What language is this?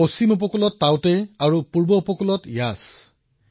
Assamese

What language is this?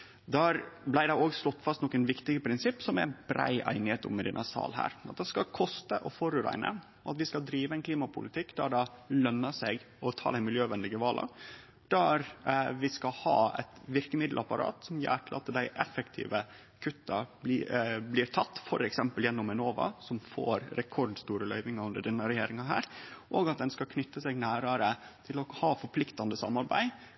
Norwegian Nynorsk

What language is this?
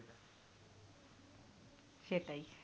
Bangla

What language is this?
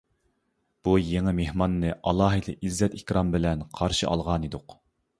Uyghur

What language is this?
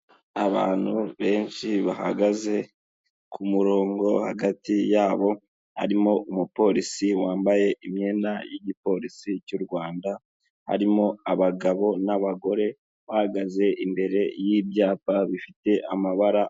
Kinyarwanda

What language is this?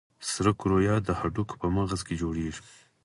Pashto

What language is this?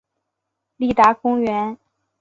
Chinese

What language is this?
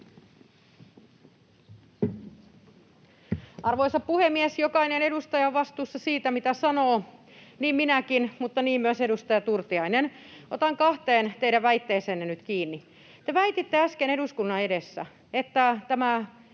Finnish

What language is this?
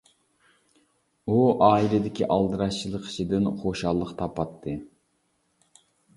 Uyghur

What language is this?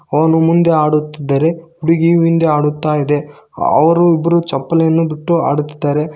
Kannada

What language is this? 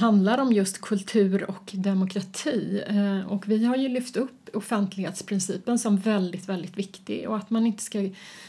Swedish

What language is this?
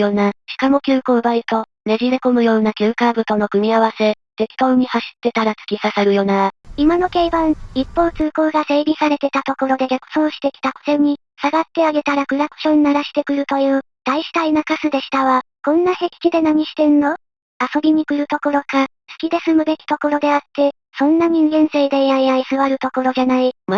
Japanese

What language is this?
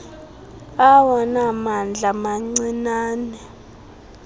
Xhosa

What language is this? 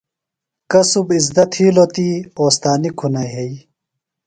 Phalura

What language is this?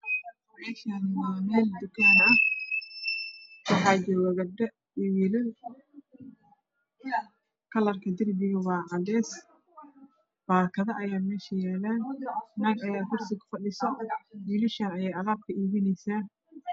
Somali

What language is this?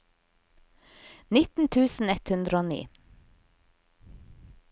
Norwegian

